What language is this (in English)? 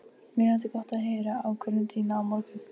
Icelandic